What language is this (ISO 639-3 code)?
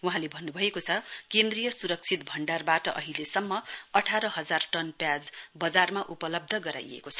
nep